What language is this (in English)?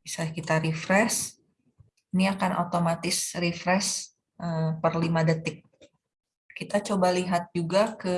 Indonesian